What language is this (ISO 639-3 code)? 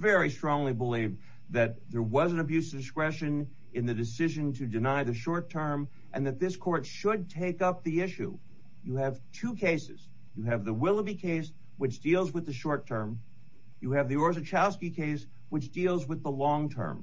eng